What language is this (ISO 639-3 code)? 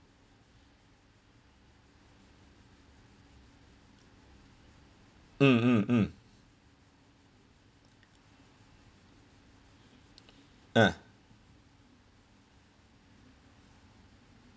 eng